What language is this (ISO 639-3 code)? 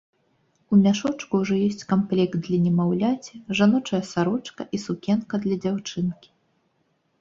bel